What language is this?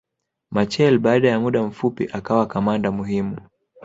Swahili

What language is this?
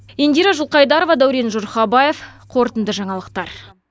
Kazakh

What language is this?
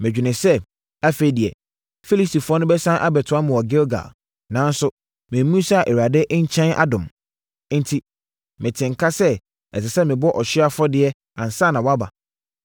Akan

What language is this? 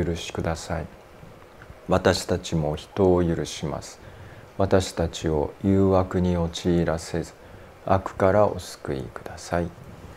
Japanese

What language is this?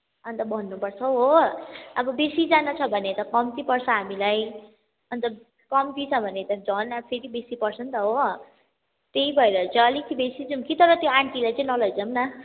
Nepali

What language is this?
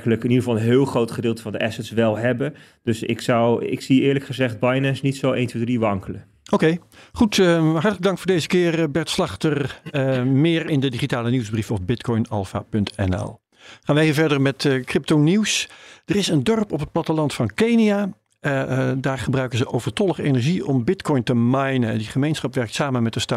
Dutch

